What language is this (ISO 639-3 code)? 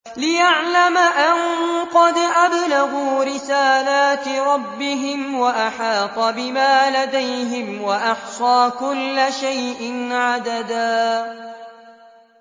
ara